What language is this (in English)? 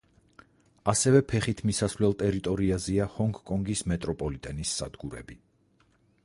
Georgian